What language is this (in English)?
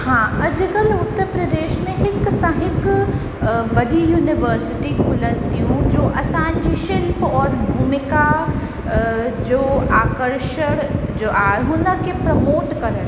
Sindhi